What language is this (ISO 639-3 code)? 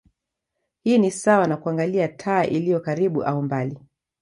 swa